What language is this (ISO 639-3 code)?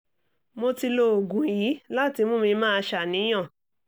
yor